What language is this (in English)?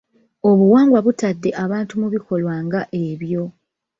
Ganda